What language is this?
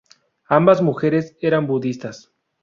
Spanish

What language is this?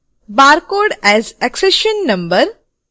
Hindi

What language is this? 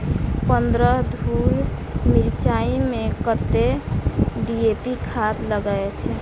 Maithili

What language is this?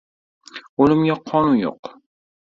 Uzbek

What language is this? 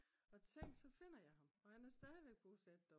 Danish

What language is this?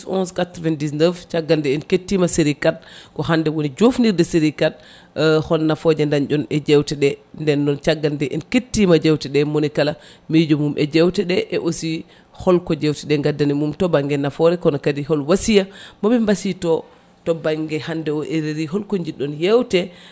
Fula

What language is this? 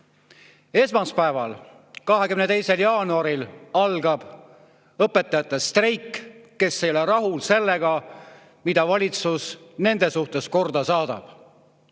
Estonian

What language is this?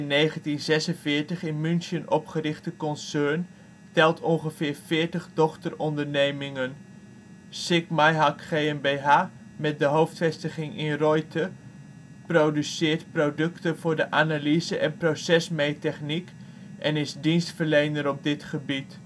Dutch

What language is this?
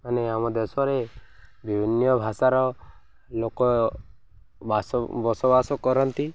Odia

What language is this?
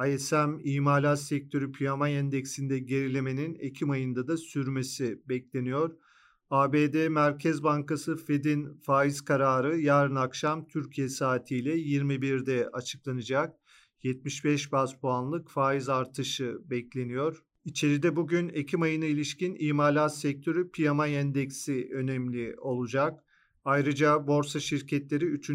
Turkish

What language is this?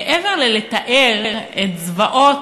Hebrew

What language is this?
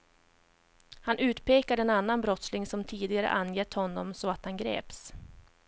Swedish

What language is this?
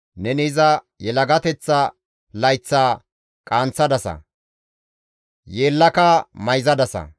Gamo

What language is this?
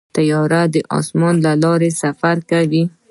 Pashto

